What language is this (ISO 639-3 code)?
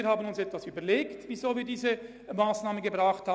gsw